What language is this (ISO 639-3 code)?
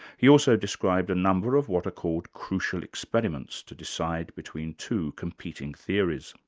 eng